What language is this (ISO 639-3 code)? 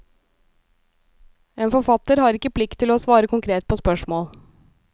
nor